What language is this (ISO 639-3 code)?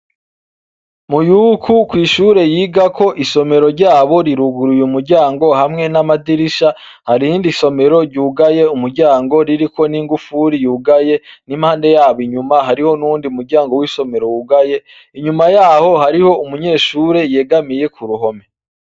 run